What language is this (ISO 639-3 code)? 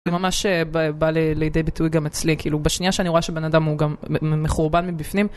heb